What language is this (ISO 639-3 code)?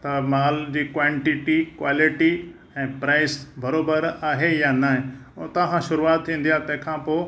snd